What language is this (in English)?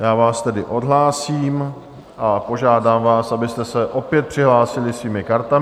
Czech